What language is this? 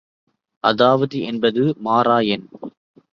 Tamil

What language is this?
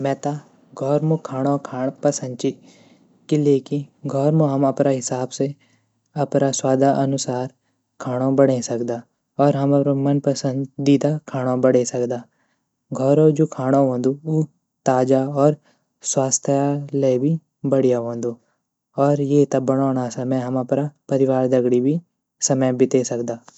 Garhwali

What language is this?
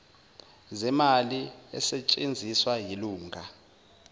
Zulu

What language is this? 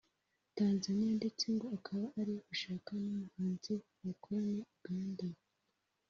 Kinyarwanda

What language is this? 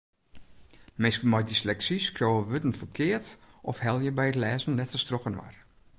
Western Frisian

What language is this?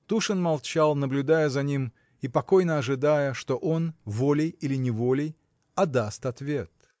Russian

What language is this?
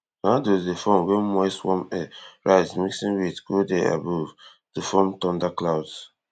Nigerian Pidgin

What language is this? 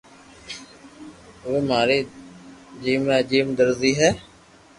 Loarki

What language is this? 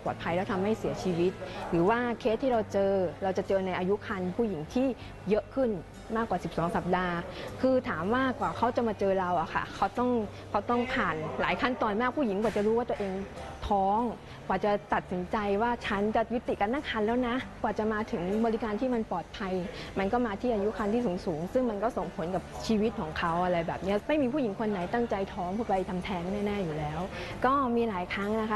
Thai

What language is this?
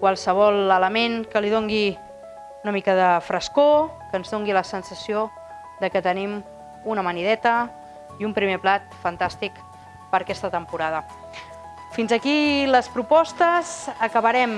Catalan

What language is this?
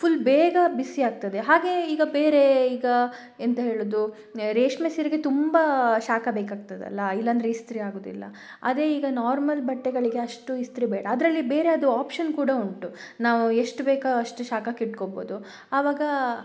Kannada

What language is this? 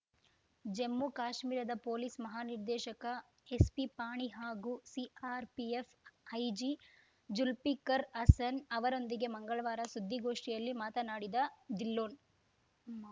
Kannada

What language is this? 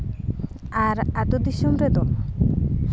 Santali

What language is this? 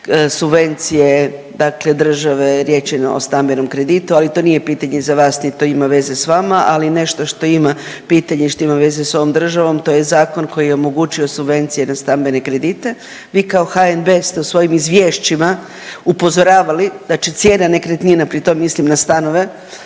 Croatian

